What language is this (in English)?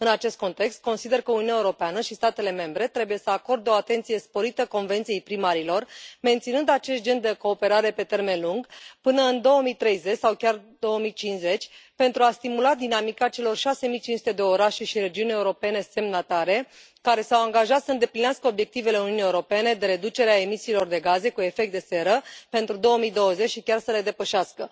Romanian